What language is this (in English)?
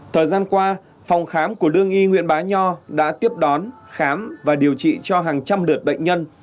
Vietnamese